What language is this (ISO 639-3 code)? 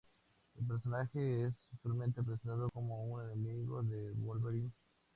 spa